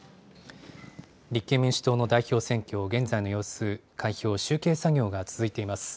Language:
Japanese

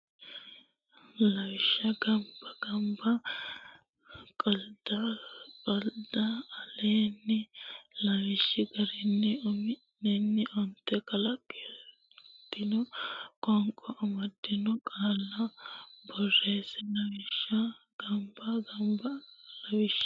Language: Sidamo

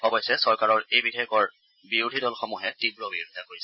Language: Assamese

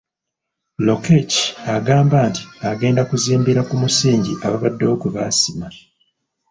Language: Ganda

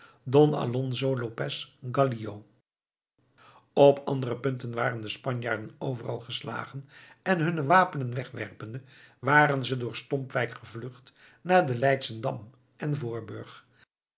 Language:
Dutch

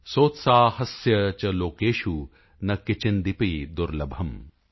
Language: Punjabi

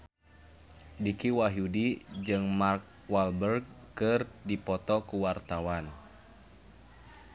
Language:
Sundanese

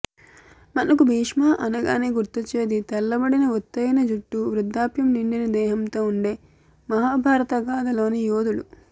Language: Telugu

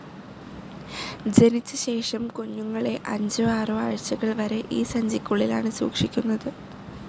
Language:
Malayalam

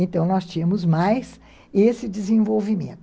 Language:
Portuguese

